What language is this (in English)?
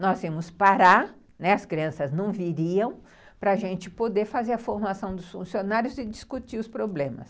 Portuguese